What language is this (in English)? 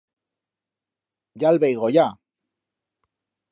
Aragonese